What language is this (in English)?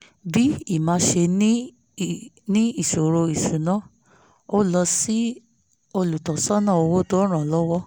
Yoruba